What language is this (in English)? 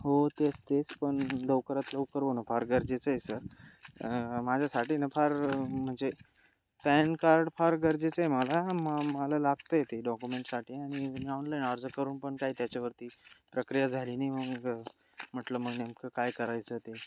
Marathi